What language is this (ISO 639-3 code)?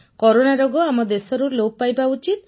ori